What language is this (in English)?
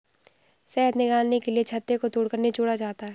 Hindi